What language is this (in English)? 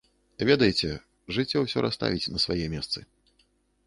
Belarusian